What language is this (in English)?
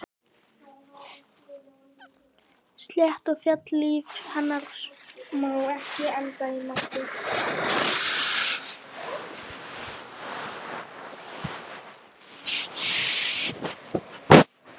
Icelandic